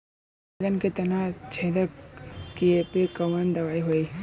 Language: Bhojpuri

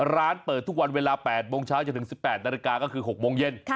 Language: Thai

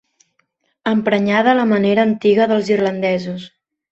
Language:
Catalan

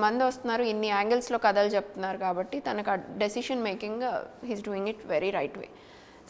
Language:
Telugu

